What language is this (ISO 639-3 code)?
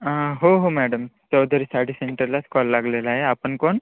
mar